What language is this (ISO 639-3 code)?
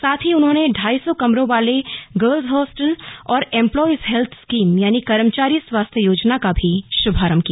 hin